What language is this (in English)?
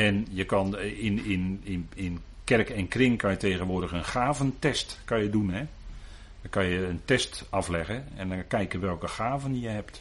Dutch